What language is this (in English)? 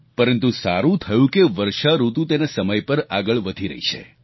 Gujarati